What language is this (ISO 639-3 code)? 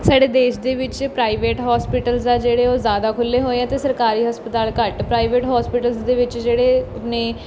pan